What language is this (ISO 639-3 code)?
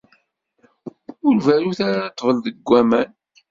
kab